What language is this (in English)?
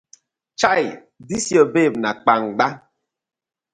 Nigerian Pidgin